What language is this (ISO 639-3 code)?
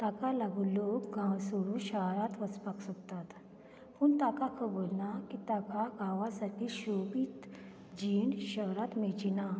kok